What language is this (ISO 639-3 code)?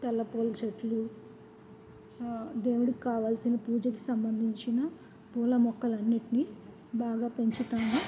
tel